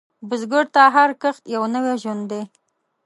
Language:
Pashto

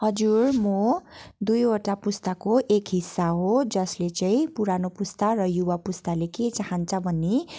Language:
Nepali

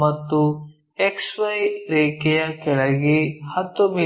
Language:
Kannada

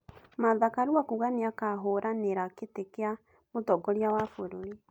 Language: Kikuyu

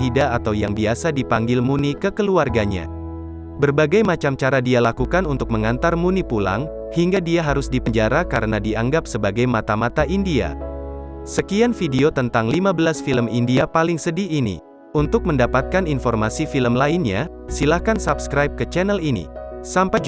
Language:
Indonesian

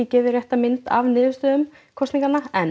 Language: Icelandic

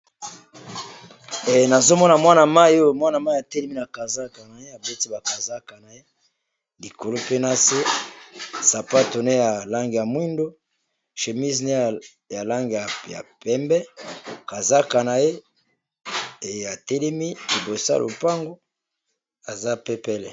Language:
Lingala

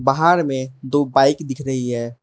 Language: Hindi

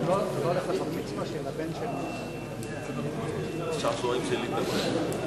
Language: Hebrew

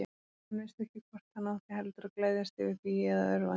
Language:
Icelandic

